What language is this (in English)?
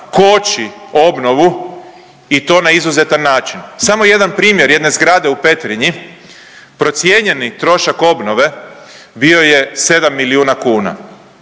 Croatian